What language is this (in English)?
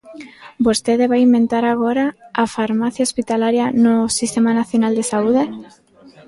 Galician